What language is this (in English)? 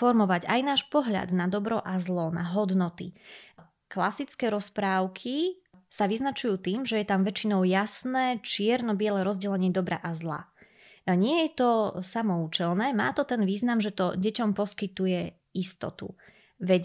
Slovak